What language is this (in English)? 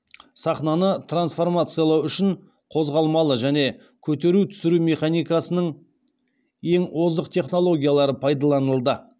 Kazakh